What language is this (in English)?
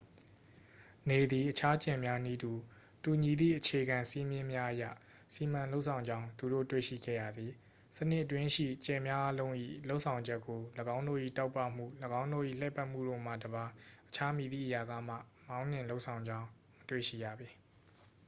Burmese